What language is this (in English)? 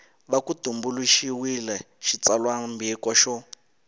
Tsonga